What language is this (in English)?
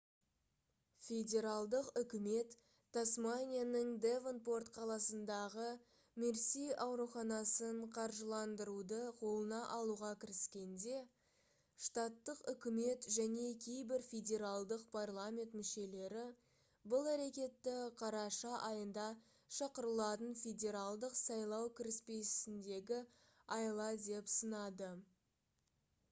Kazakh